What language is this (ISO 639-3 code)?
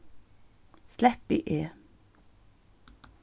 fao